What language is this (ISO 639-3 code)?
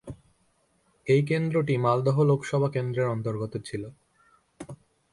ben